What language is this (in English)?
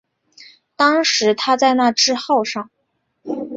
Chinese